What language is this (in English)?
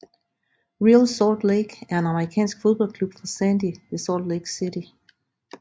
Danish